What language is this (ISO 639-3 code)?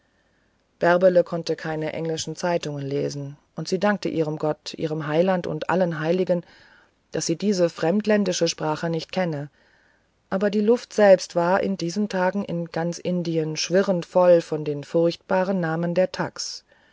deu